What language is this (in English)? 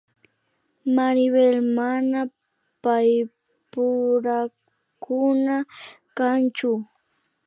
Imbabura Highland Quichua